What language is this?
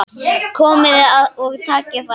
Icelandic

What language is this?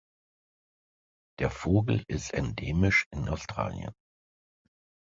German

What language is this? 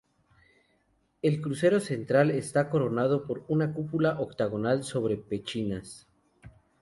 Spanish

